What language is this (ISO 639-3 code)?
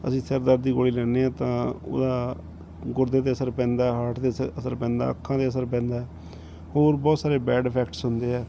pan